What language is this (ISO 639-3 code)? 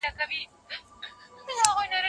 pus